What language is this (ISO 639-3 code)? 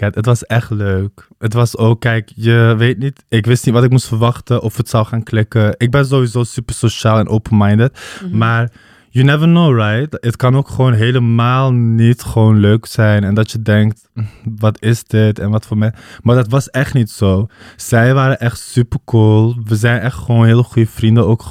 nld